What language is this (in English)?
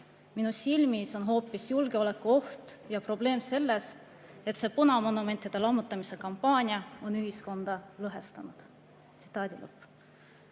Estonian